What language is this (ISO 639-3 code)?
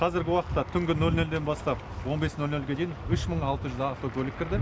kaz